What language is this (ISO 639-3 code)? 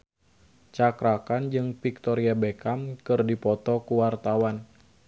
sun